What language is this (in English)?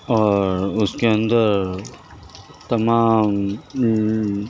Urdu